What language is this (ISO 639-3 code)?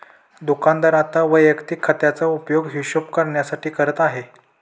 mar